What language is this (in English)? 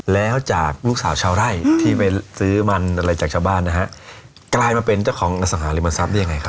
Thai